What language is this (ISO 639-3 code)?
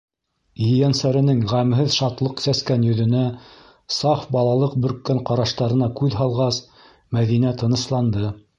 bak